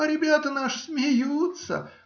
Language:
Russian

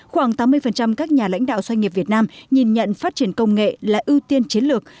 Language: Vietnamese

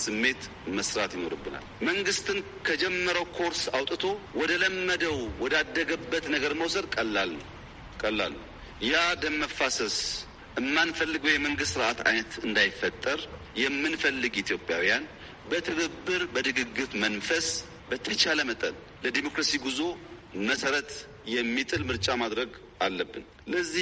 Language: Amharic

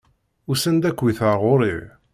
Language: Kabyle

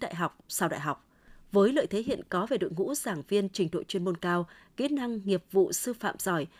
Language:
Vietnamese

